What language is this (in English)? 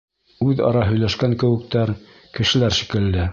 Bashkir